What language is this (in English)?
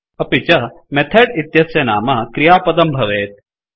Sanskrit